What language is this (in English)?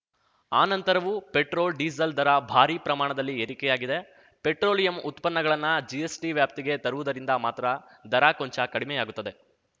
Kannada